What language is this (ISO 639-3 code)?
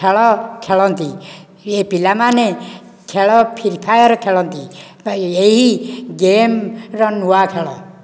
ori